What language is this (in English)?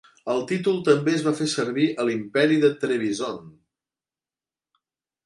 Catalan